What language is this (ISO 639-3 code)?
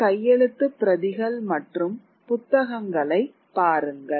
tam